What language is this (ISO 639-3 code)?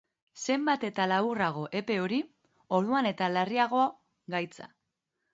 eus